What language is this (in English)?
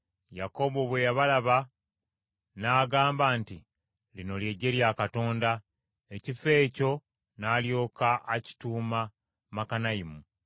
Ganda